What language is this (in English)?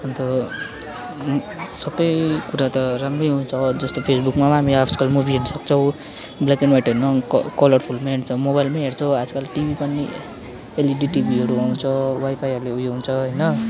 Nepali